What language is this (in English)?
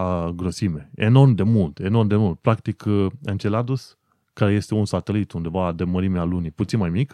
Romanian